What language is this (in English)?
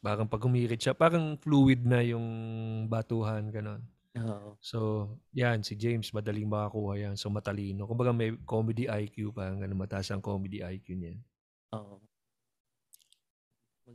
Filipino